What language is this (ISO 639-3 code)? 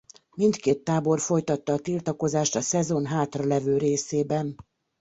hun